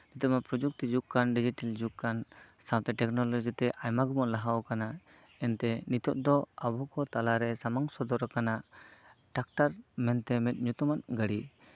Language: Santali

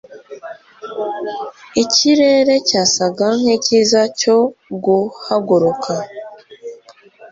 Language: Kinyarwanda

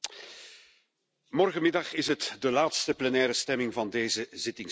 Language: Dutch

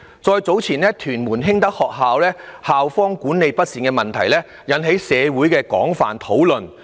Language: Cantonese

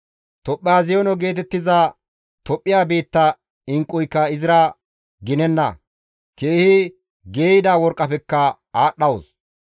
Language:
Gamo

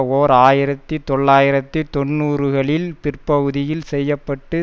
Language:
Tamil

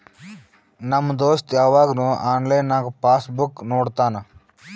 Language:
Kannada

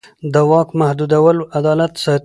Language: Pashto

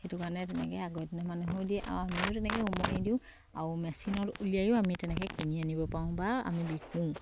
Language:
Assamese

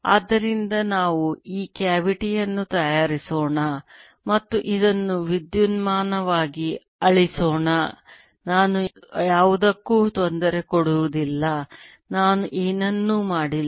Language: Kannada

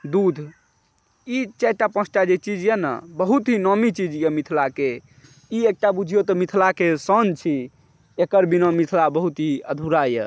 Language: Maithili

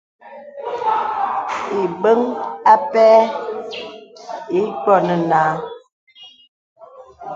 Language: Bebele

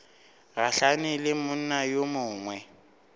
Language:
Northern Sotho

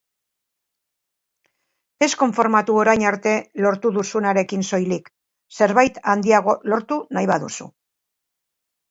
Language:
Basque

